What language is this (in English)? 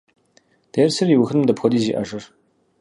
Kabardian